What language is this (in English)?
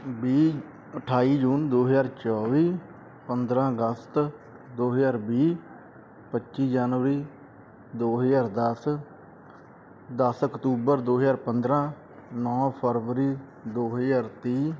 Punjabi